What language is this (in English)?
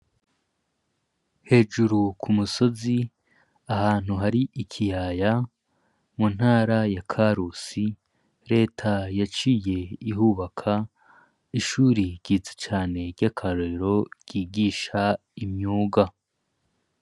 Rundi